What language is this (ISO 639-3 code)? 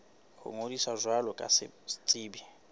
sot